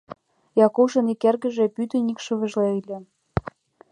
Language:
Mari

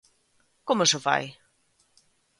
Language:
Galician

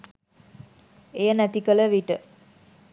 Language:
Sinhala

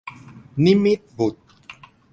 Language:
Thai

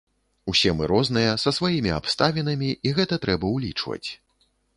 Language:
Belarusian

